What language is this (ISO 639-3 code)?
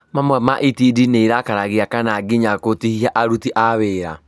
kik